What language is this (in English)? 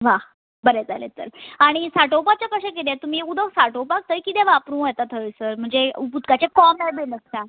Konkani